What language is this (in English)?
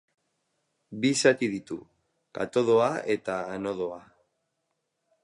Basque